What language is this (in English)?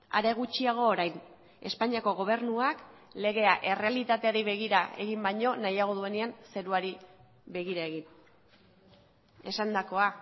Basque